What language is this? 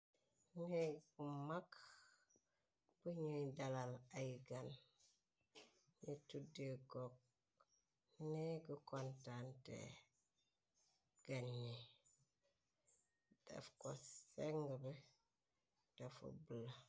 Wolof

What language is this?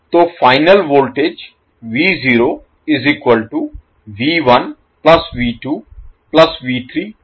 Hindi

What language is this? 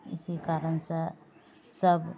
Maithili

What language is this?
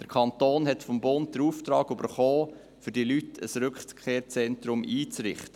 Swiss German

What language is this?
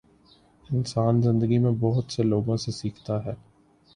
Urdu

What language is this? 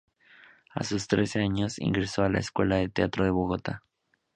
Spanish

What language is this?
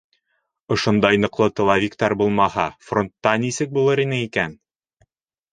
Bashkir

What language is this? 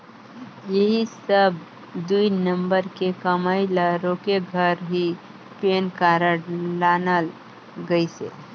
Chhattisgarhi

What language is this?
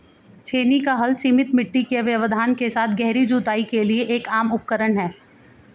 Hindi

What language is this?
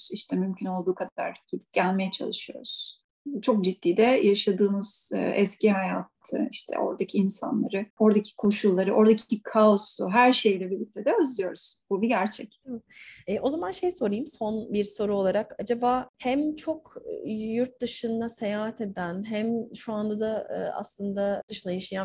Turkish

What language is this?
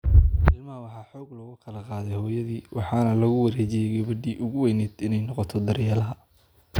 Somali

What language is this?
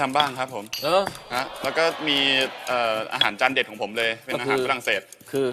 Thai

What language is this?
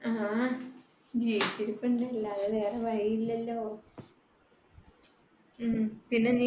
Malayalam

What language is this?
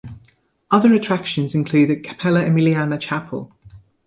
English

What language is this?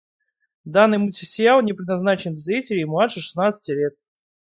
Russian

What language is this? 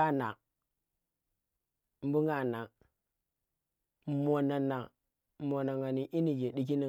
Tera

